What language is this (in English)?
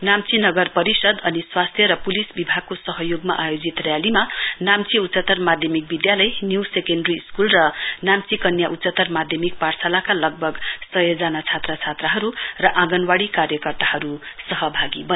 Nepali